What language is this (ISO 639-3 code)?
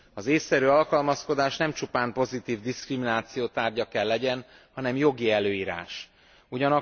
hun